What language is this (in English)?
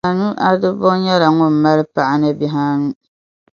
Dagbani